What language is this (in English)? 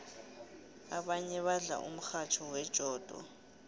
South Ndebele